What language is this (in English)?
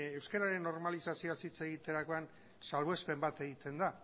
Basque